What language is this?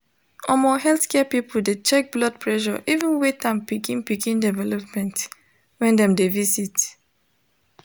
Nigerian Pidgin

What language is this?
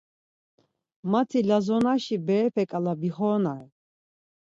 Laz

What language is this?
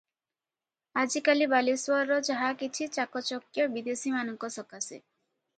Odia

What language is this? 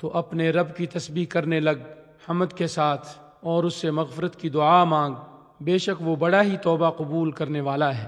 Urdu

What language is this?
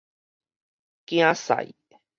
Min Nan Chinese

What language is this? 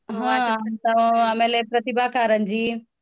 Kannada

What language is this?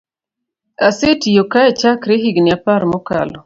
Luo (Kenya and Tanzania)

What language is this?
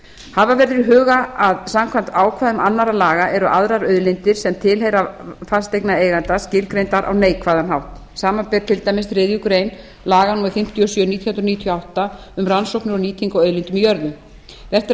Icelandic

